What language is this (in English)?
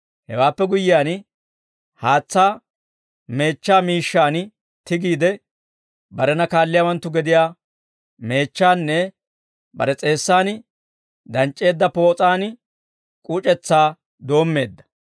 Dawro